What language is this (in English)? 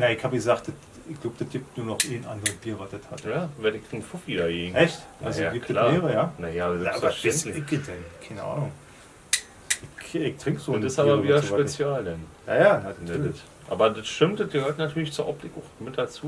German